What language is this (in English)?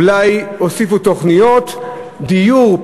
Hebrew